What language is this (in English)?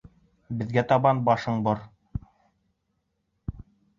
Bashkir